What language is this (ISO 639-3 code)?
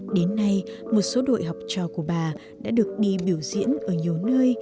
vie